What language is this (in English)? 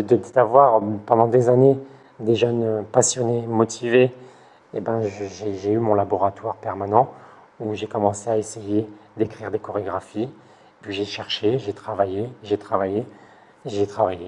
French